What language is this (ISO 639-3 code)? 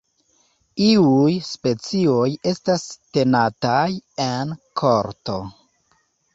epo